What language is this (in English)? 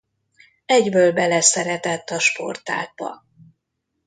Hungarian